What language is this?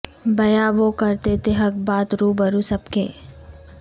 Urdu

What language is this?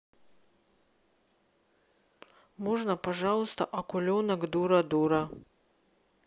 Russian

